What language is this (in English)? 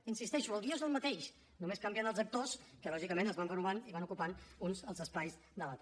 Catalan